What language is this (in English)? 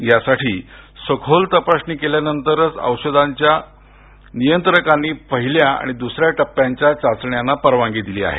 Marathi